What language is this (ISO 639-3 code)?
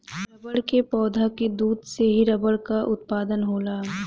bho